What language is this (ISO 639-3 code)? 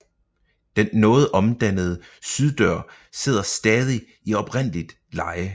dan